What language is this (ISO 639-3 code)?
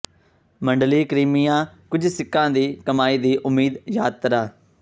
pan